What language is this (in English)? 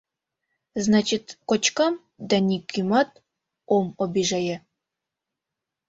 Mari